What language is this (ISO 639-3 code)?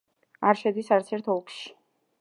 kat